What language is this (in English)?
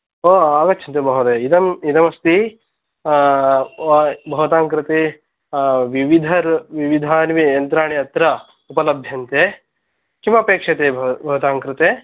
Sanskrit